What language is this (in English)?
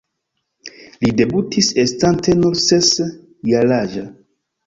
Esperanto